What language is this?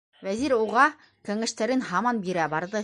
Bashkir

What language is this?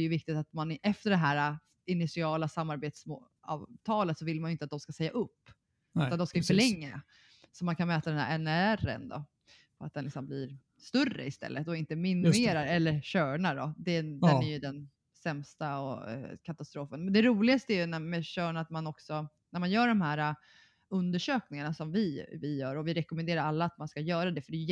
Swedish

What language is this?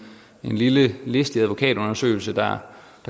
Danish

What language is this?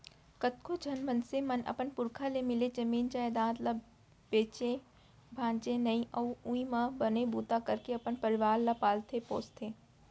Chhattisgarhi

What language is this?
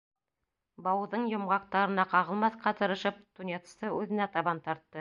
Bashkir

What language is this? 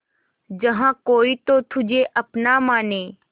Hindi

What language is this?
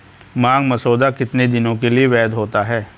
Hindi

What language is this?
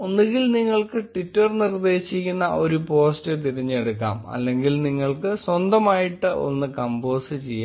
Malayalam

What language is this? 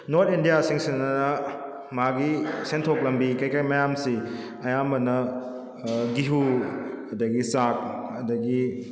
Manipuri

